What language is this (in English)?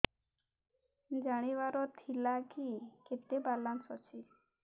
Odia